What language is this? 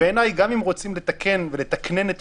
Hebrew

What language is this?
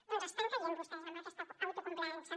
Catalan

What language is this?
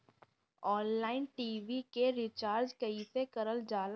Bhojpuri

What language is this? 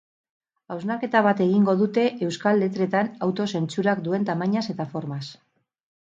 Basque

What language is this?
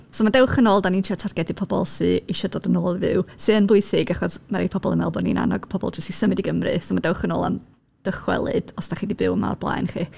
Welsh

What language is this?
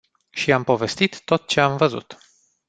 Romanian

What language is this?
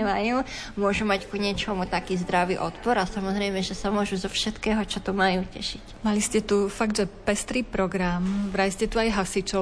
Slovak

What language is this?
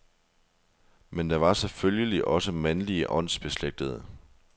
Danish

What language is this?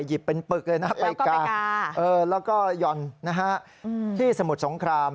Thai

